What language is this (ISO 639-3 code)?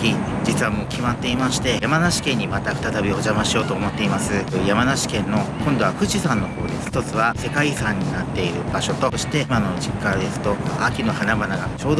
jpn